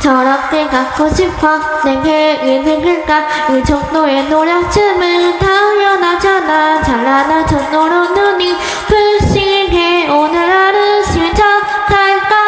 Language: Korean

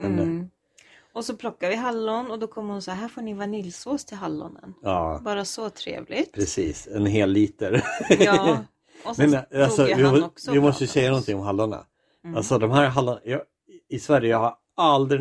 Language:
Swedish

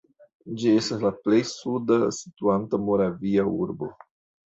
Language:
Esperanto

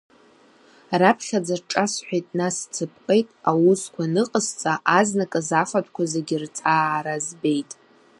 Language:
Abkhazian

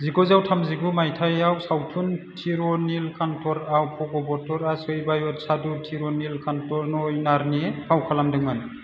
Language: Bodo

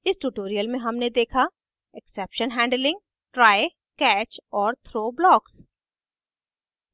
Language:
Hindi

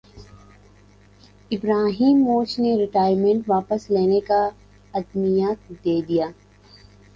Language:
Urdu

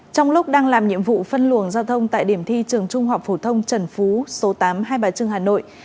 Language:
Vietnamese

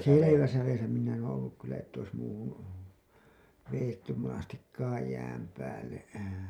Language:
Finnish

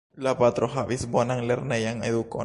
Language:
Esperanto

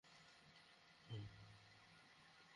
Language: Bangla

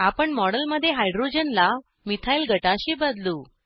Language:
Marathi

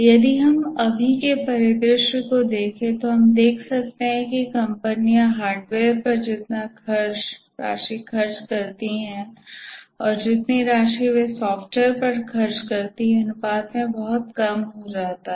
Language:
Hindi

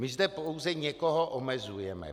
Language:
Czech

